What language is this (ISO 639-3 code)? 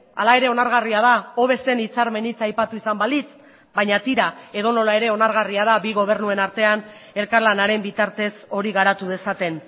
eus